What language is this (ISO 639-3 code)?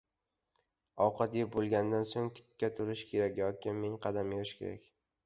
uzb